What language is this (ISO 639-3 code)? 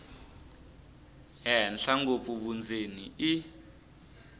tso